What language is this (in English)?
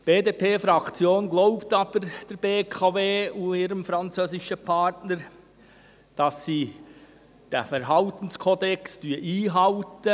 Swiss German